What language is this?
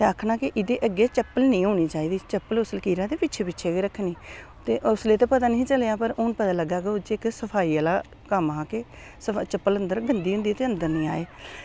Dogri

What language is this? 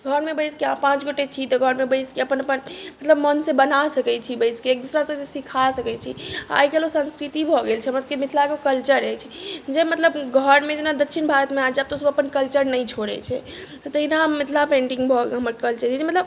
Maithili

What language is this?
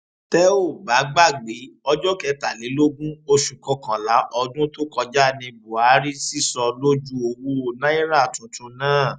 Yoruba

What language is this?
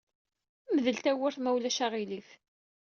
Kabyle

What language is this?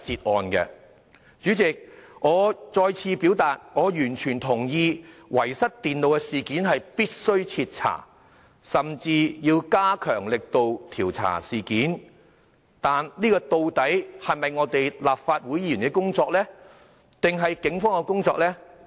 Cantonese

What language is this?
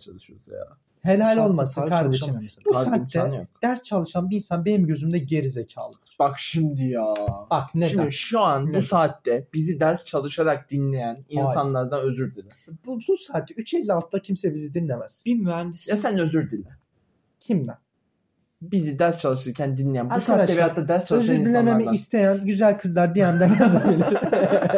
Turkish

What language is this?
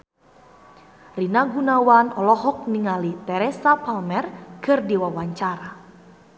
Sundanese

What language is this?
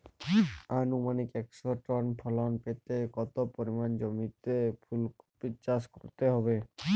Bangla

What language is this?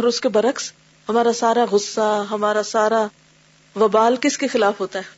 Urdu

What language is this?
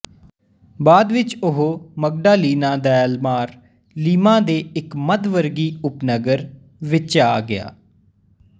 Punjabi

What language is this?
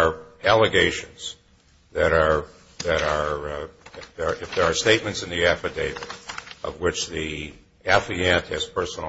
English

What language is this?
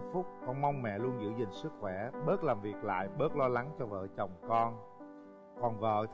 Vietnamese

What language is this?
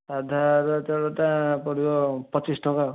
Odia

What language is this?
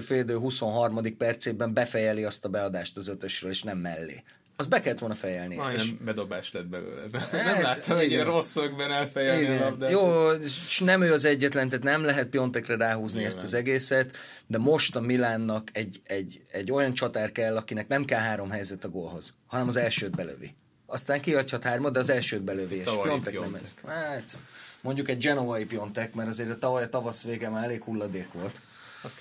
Hungarian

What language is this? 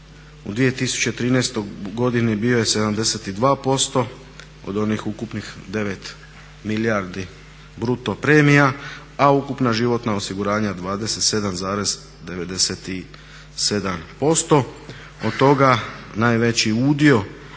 Croatian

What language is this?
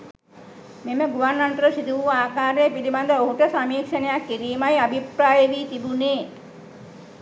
Sinhala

